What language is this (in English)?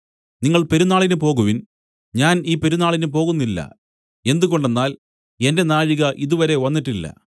Malayalam